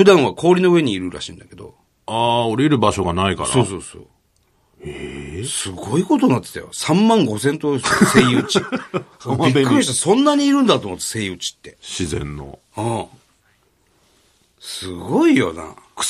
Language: Japanese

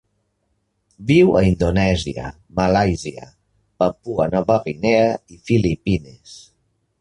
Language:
Catalan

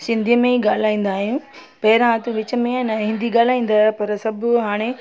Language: Sindhi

